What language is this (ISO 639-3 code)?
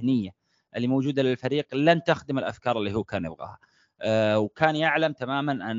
ara